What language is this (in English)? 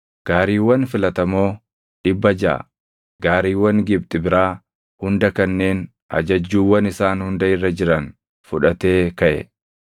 Oromo